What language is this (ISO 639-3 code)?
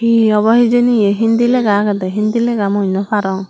ccp